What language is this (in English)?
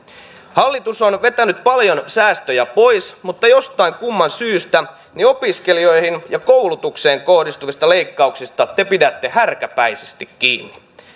Finnish